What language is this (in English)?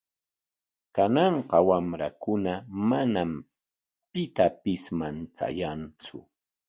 Corongo Ancash Quechua